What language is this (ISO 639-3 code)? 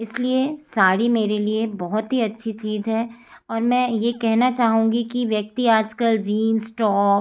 hin